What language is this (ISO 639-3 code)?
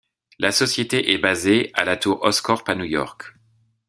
fra